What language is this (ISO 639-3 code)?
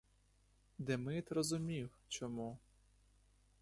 ukr